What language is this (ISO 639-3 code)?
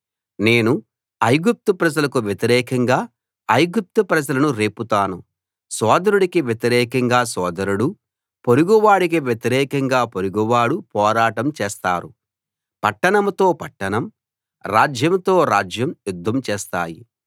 tel